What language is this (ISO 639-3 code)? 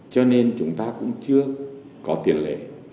vie